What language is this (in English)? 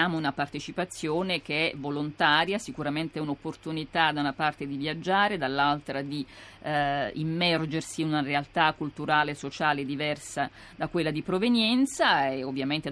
Italian